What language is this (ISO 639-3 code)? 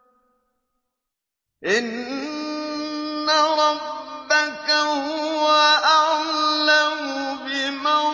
ara